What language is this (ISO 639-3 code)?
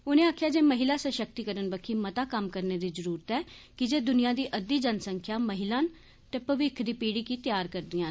doi